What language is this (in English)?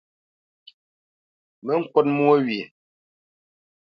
Bamenyam